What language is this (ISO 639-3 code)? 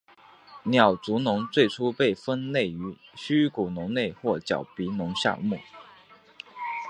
zho